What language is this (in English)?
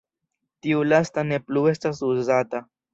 Esperanto